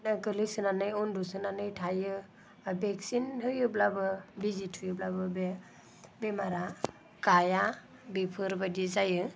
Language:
Bodo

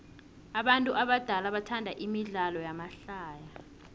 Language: South Ndebele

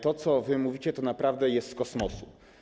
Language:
Polish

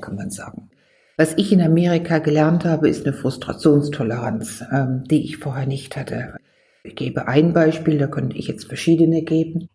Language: German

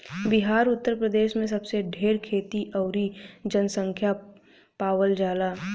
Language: Bhojpuri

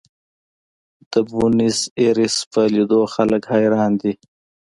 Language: Pashto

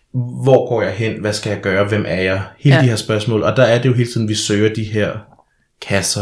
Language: Danish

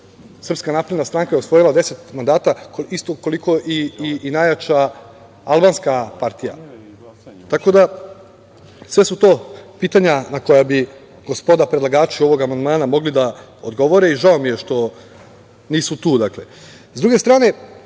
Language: Serbian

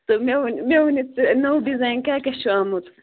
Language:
Kashmiri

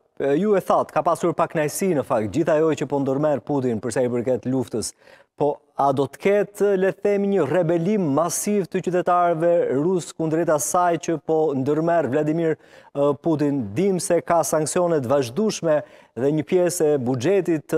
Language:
Romanian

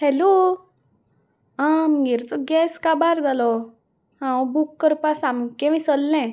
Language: Konkani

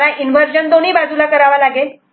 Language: Marathi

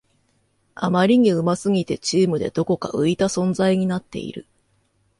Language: Japanese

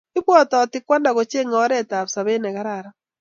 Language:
Kalenjin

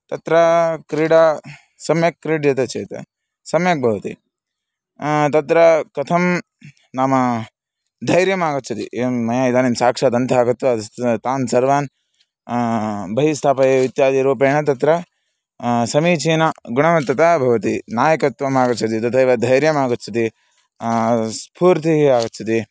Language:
Sanskrit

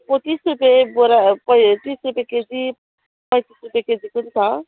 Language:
Nepali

